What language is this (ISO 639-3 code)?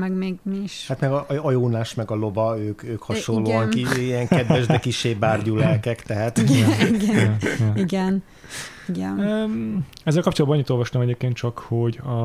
hun